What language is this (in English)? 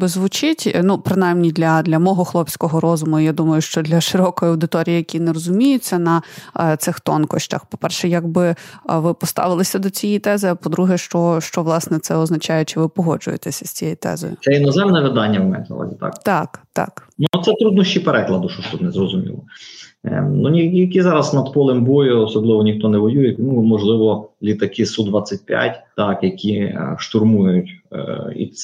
Ukrainian